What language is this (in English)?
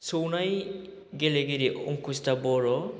Bodo